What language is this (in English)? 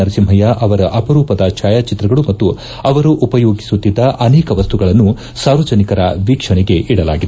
Kannada